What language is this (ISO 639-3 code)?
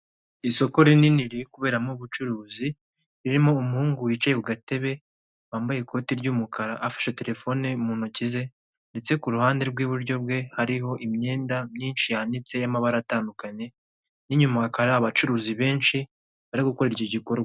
kin